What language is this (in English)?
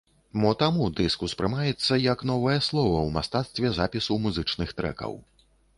Belarusian